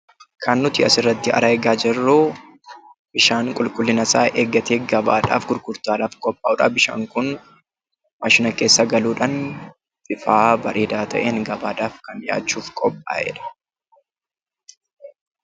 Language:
Oromo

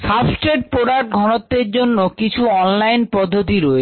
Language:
Bangla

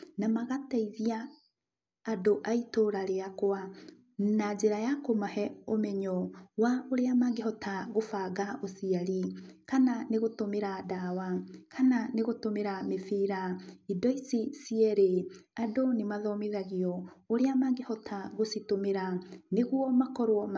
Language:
Kikuyu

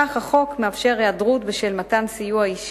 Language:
Hebrew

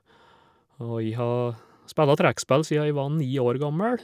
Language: Norwegian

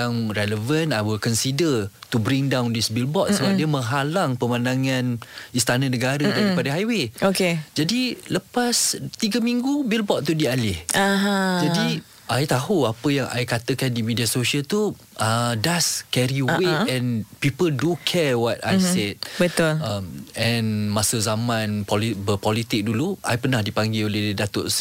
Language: Malay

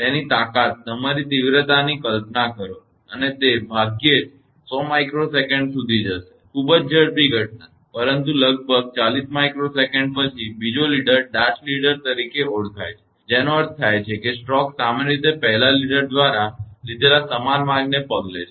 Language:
Gujarati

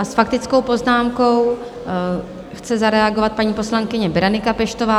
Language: Czech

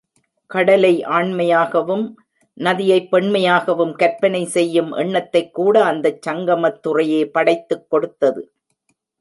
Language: Tamil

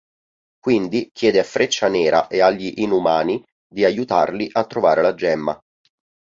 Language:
Italian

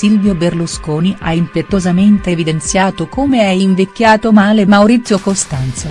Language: Italian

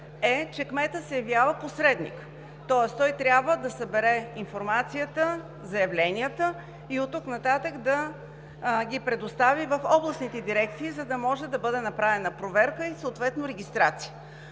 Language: Bulgarian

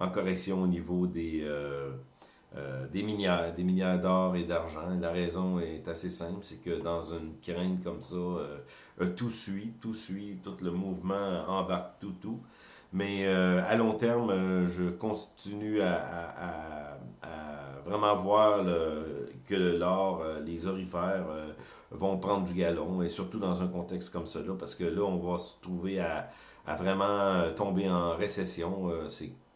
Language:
French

